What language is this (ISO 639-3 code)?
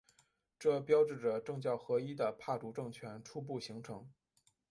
zho